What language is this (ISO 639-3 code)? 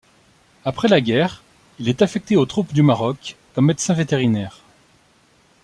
fra